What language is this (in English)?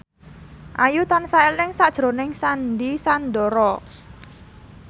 Javanese